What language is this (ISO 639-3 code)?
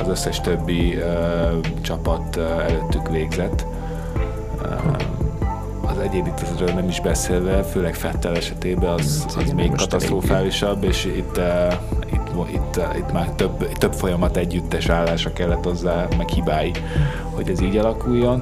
hun